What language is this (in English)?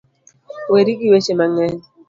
Luo (Kenya and Tanzania)